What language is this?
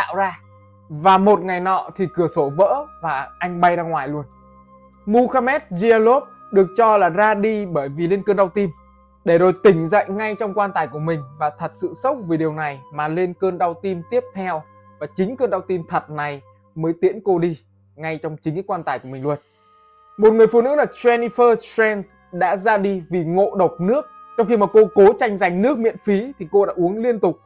Vietnamese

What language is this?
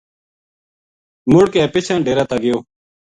Gujari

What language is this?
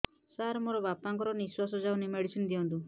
Odia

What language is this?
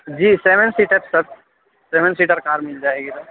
Urdu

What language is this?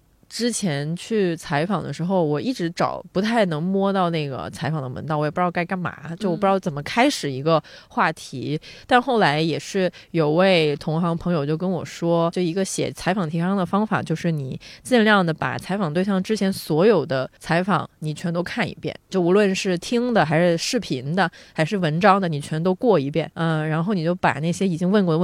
Chinese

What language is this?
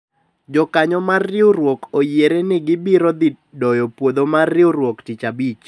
Luo (Kenya and Tanzania)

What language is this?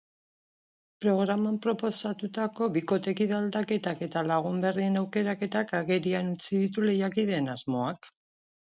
Basque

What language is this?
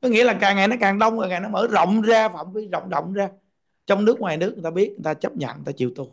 Vietnamese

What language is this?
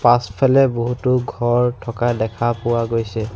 Assamese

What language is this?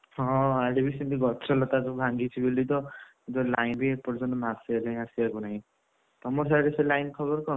Odia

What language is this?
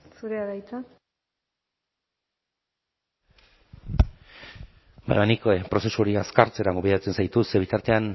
Basque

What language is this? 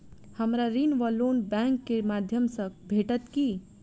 Maithili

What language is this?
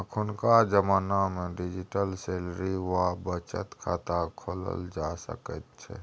Maithili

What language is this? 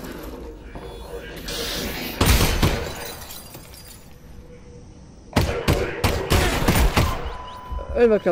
Turkish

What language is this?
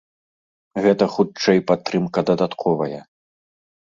Belarusian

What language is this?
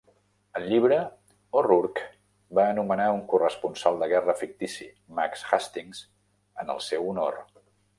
Catalan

